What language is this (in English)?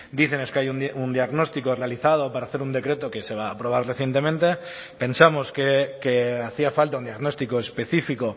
Spanish